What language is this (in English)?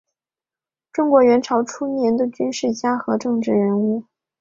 Chinese